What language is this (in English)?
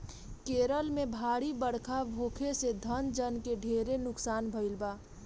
Bhojpuri